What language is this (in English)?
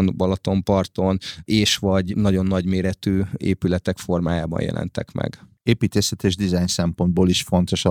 Hungarian